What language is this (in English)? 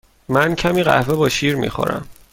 Persian